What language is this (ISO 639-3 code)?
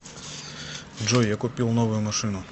rus